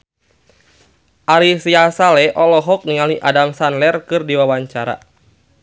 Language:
Sundanese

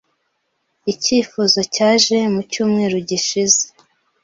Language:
Kinyarwanda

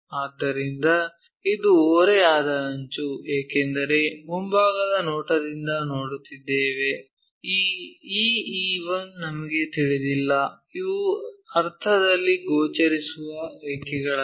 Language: Kannada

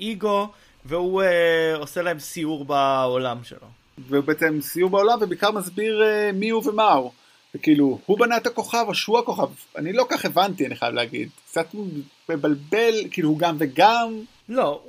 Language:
Hebrew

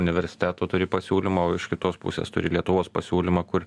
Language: Lithuanian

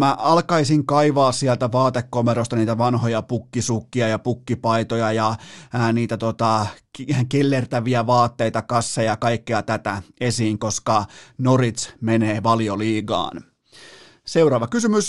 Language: Finnish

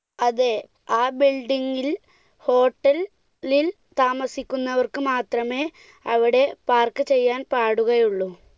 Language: Malayalam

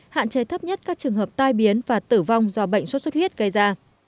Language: Vietnamese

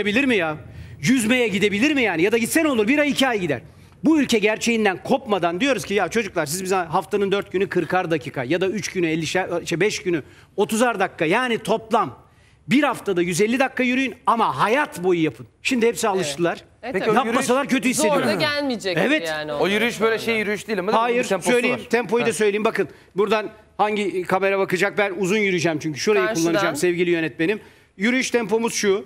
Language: Turkish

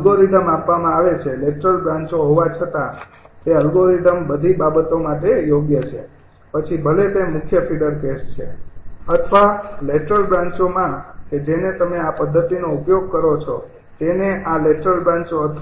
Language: Gujarati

